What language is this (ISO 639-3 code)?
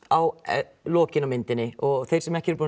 isl